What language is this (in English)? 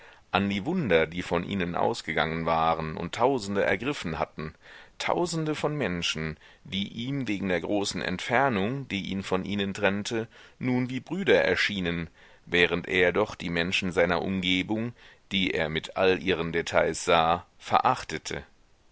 German